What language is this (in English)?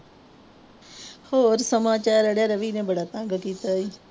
Punjabi